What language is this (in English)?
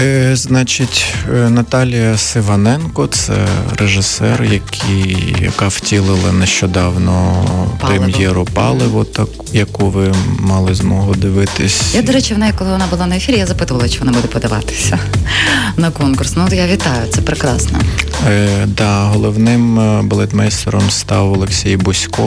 Ukrainian